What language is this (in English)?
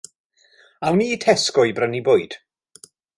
Welsh